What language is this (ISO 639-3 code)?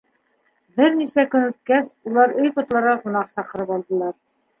bak